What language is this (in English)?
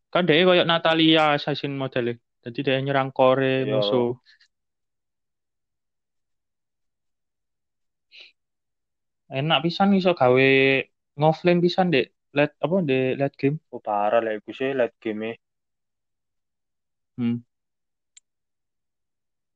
Indonesian